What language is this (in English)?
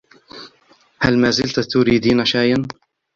Arabic